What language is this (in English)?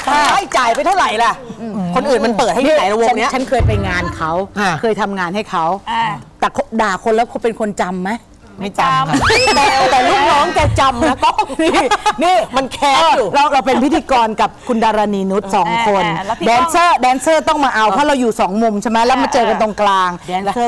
Thai